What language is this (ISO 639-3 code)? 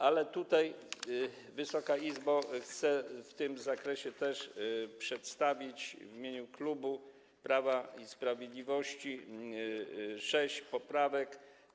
pol